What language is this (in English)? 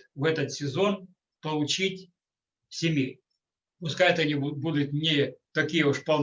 Russian